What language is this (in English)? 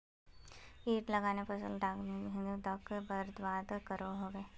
Magahi